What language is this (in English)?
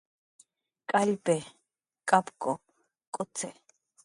Jaqaru